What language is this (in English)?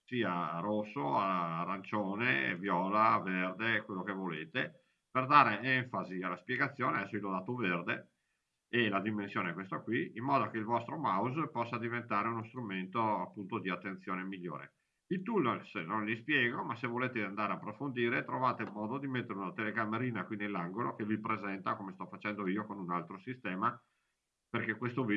Italian